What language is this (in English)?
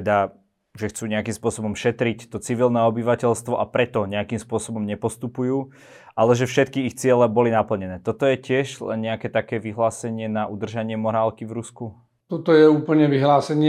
Slovak